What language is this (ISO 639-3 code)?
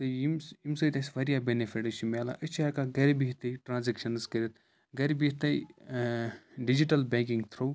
kas